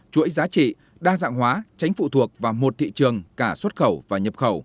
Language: Vietnamese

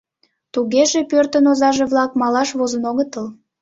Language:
Mari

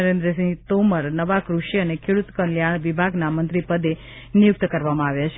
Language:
Gujarati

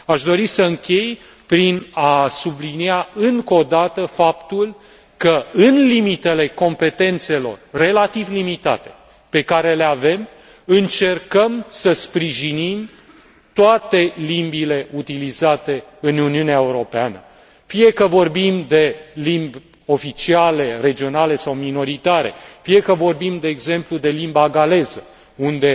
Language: Romanian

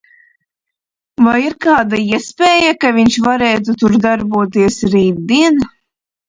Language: Latvian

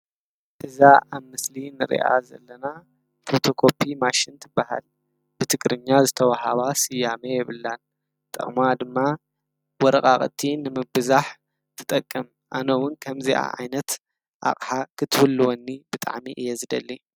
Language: Tigrinya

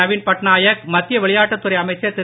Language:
Tamil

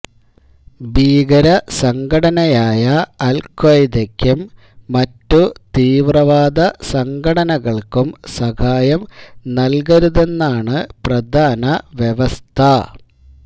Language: Malayalam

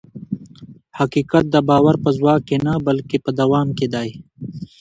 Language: Pashto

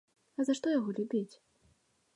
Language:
Belarusian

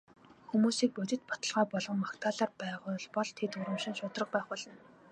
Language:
Mongolian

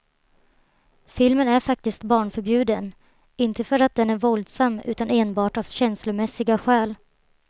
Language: Swedish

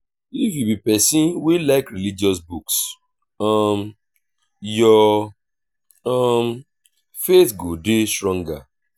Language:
Nigerian Pidgin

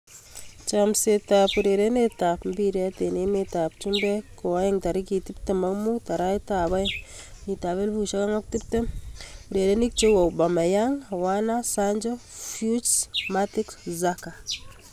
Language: Kalenjin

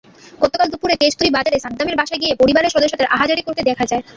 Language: Bangla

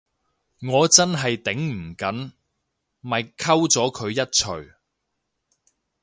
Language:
Cantonese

